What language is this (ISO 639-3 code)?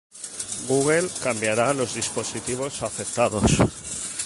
spa